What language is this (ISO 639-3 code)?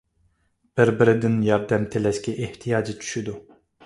uig